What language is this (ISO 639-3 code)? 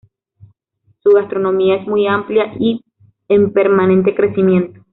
spa